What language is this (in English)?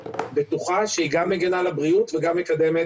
Hebrew